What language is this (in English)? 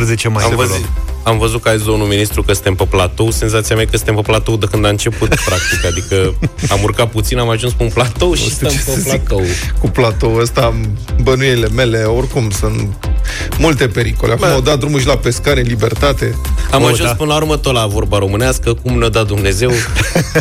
Romanian